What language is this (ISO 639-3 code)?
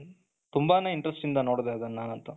kan